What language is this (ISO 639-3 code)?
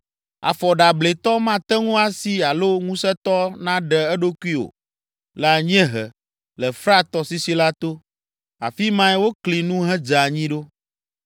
ewe